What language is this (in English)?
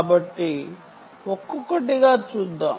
Telugu